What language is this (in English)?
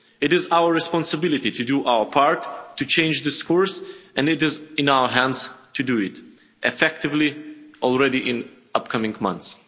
English